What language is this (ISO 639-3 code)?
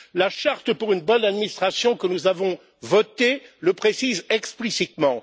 fra